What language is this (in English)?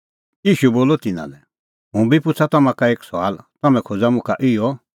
Kullu Pahari